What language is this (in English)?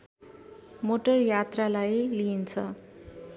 Nepali